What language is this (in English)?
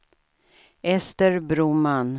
Swedish